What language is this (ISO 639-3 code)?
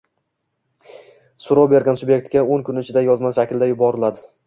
uzb